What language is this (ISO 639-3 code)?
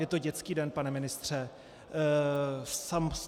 ces